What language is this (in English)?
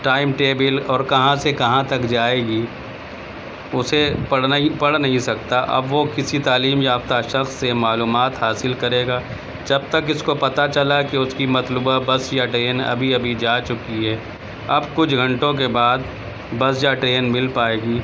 Urdu